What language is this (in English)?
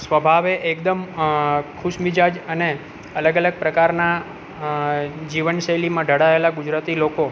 Gujarati